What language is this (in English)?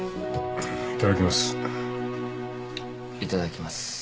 Japanese